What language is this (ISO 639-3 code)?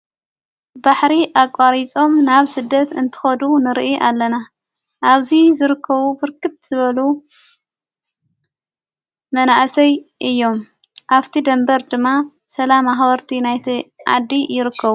tir